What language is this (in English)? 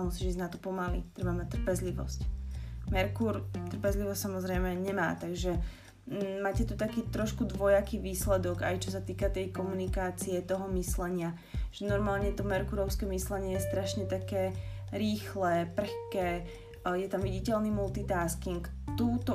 Slovak